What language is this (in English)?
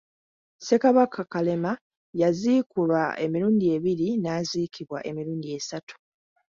Ganda